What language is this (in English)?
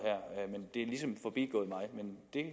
Danish